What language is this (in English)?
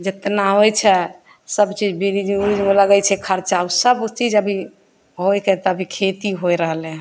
Maithili